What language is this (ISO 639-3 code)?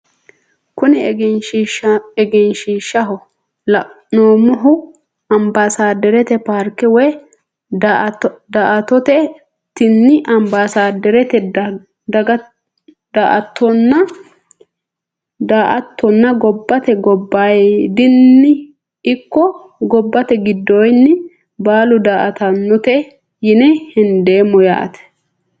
sid